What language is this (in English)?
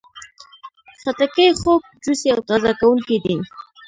Pashto